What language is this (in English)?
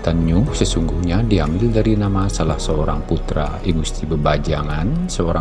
Indonesian